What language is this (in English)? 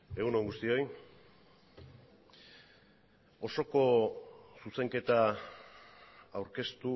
Basque